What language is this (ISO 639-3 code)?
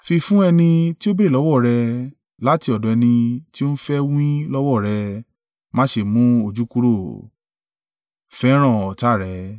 yor